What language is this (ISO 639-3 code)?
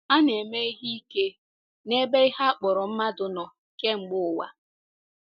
ibo